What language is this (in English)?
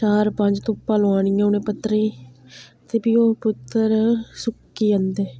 Dogri